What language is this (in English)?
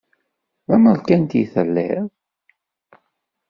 Kabyle